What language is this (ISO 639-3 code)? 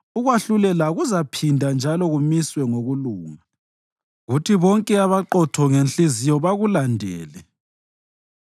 nde